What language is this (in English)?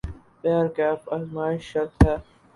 Urdu